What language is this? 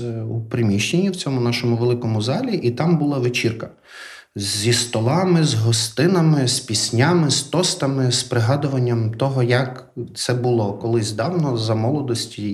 Ukrainian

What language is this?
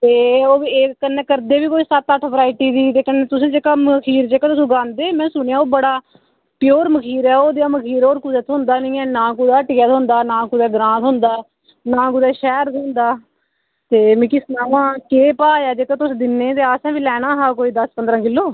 Dogri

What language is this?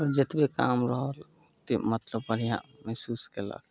Maithili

